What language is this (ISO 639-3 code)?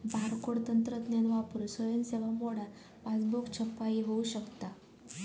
mar